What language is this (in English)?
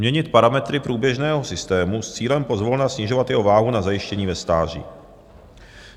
Czech